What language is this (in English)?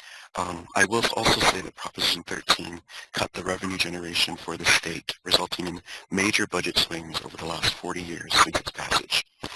English